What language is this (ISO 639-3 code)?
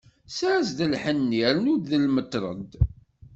kab